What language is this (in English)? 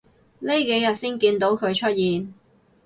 Cantonese